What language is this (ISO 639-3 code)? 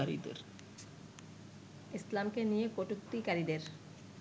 ben